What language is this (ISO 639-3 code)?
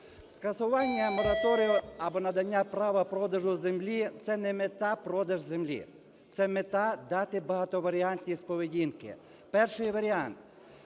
ukr